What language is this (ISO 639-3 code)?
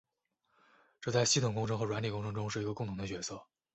zho